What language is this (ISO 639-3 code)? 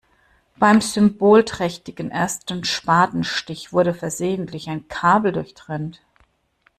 deu